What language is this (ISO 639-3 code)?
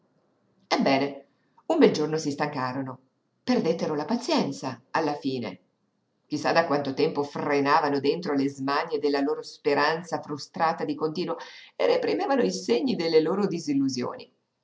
ita